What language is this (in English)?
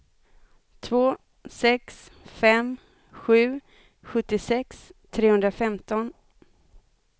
Swedish